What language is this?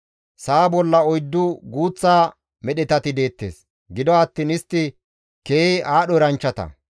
Gamo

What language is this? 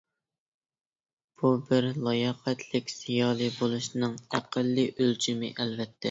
Uyghur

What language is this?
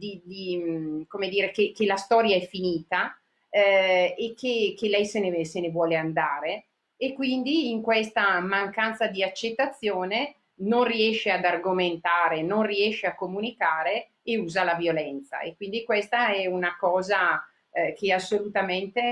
Italian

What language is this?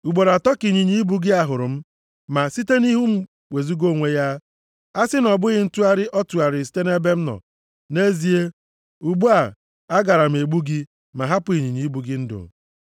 Igbo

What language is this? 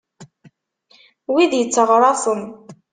Kabyle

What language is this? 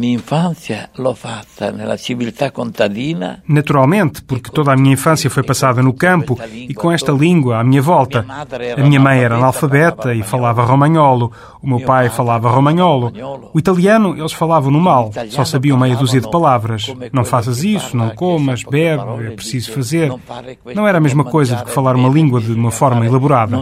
Portuguese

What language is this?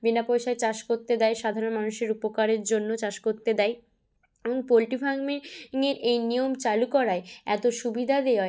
Bangla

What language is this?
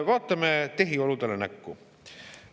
Estonian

